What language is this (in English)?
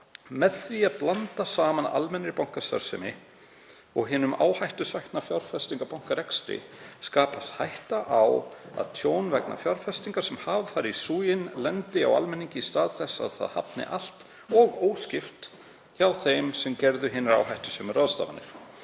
Icelandic